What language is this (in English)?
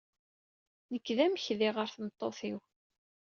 Kabyle